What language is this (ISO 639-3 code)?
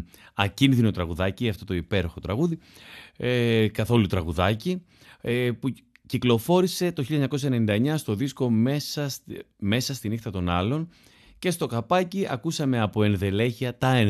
ell